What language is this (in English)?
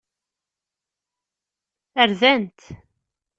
Kabyle